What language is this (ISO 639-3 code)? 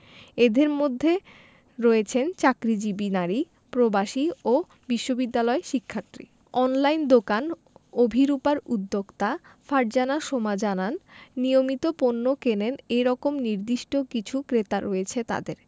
ben